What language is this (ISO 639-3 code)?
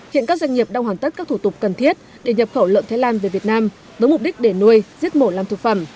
vie